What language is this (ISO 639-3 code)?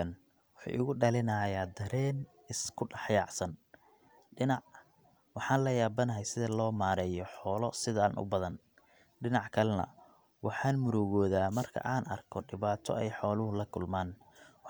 som